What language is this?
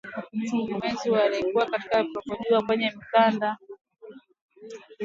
Swahili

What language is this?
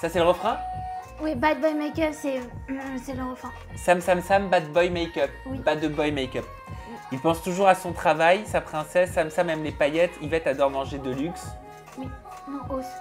French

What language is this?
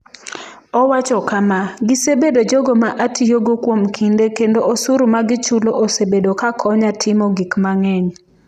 Luo (Kenya and Tanzania)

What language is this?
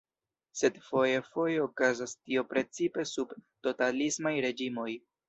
Esperanto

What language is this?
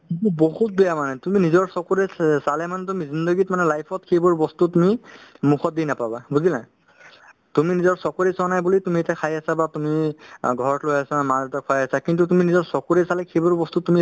Assamese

